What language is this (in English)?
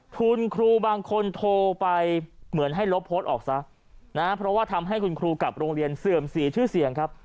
Thai